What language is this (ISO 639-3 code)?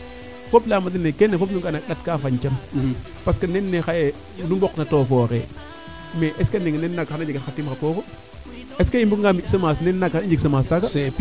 srr